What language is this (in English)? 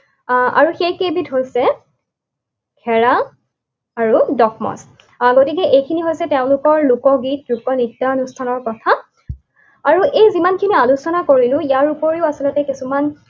Assamese